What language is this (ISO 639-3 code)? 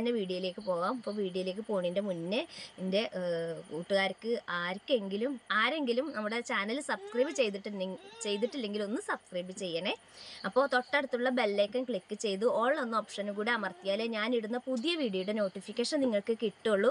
ron